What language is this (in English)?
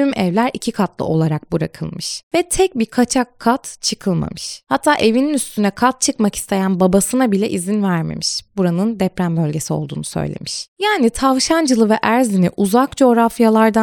Turkish